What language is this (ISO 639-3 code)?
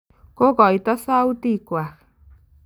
kln